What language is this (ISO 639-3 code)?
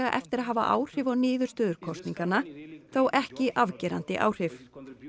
isl